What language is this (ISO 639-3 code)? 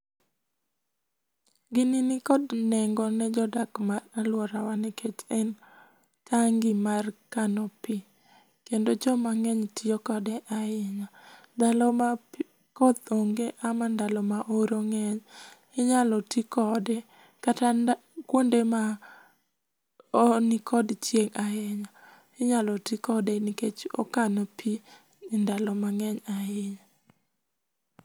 luo